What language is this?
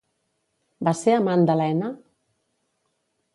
Catalan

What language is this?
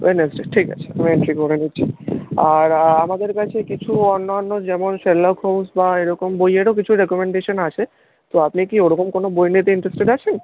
Bangla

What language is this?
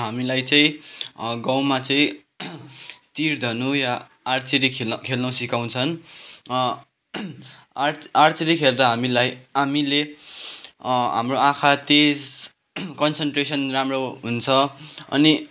Nepali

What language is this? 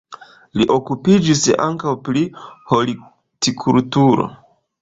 Esperanto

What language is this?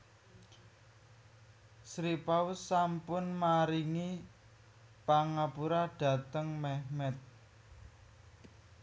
Javanese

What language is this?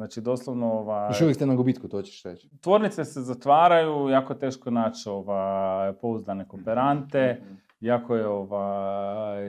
Croatian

